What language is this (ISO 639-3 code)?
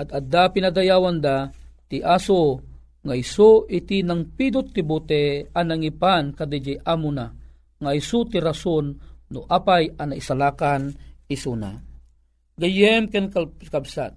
fil